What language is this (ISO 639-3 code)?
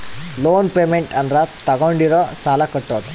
kan